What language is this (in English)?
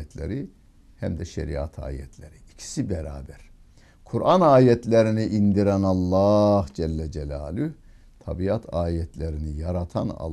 Turkish